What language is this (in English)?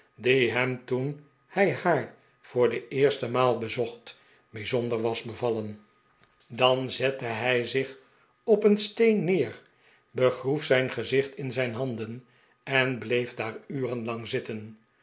Dutch